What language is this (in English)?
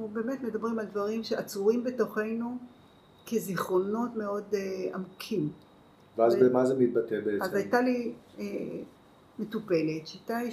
Hebrew